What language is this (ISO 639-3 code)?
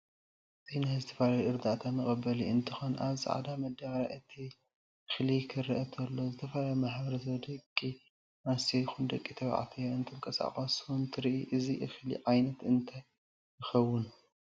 tir